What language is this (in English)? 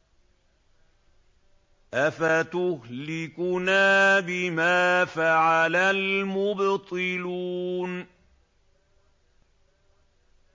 Arabic